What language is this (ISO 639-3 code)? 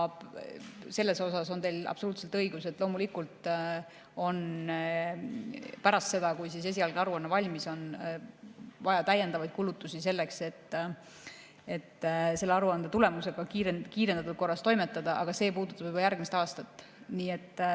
est